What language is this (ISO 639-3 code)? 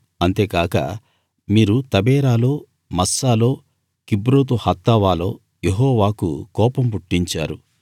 tel